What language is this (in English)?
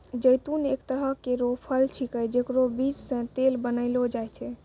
Maithili